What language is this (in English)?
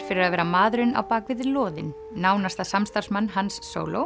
Icelandic